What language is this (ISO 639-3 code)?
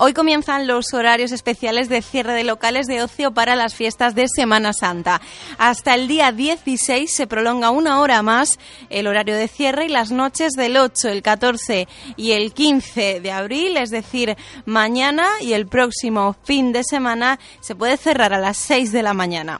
spa